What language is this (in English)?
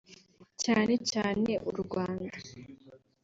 Kinyarwanda